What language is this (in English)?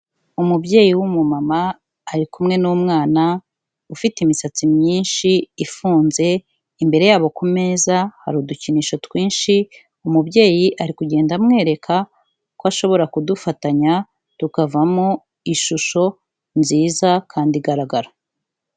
Kinyarwanda